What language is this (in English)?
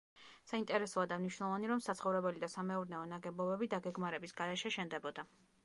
Georgian